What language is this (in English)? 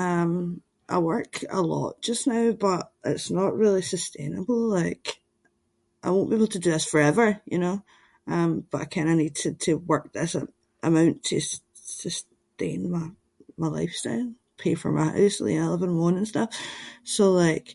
Scots